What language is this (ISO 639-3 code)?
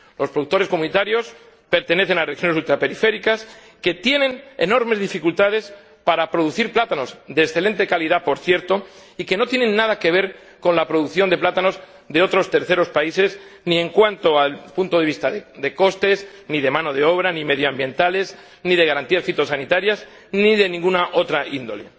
spa